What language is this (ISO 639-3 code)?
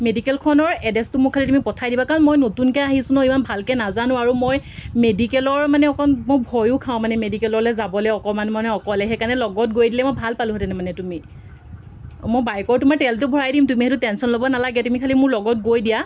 asm